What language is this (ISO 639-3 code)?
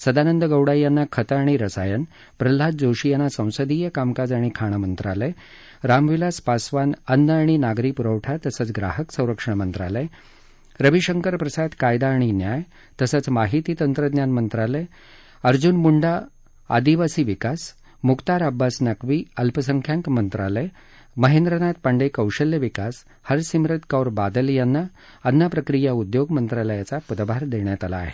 mar